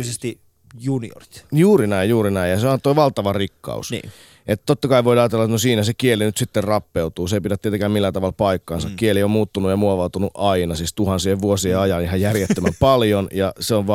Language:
Finnish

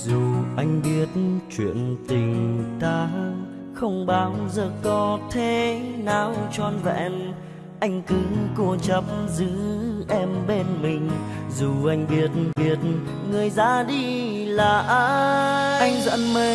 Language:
Vietnamese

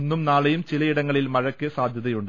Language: Malayalam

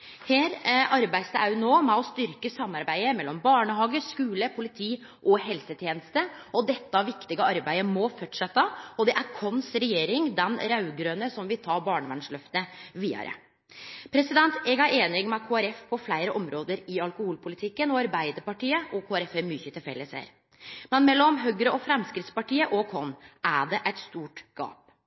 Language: Norwegian Nynorsk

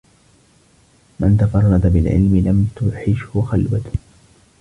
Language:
Arabic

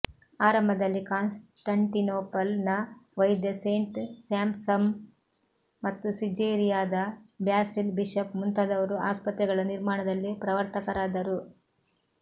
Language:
Kannada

